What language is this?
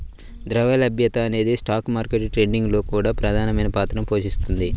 Telugu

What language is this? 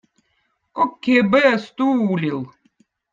Votic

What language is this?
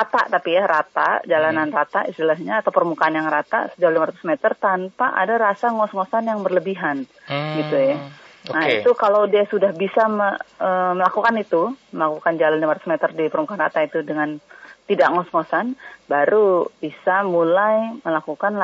Indonesian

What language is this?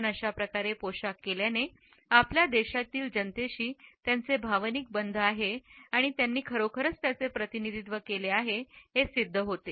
Marathi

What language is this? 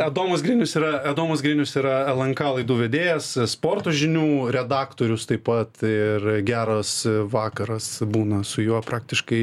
Lithuanian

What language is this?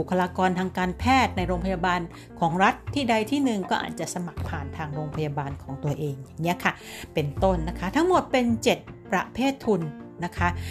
Thai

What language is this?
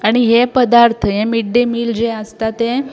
Konkani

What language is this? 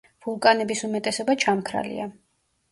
Georgian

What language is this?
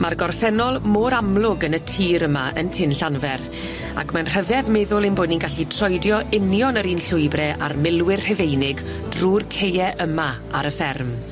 Welsh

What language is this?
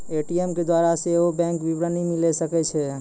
Maithili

